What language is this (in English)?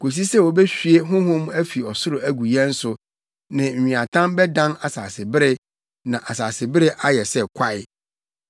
Akan